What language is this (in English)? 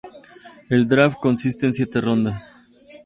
Spanish